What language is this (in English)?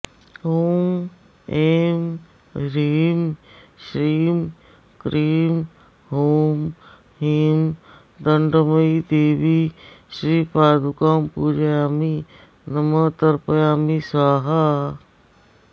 Sanskrit